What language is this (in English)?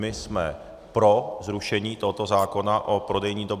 Czech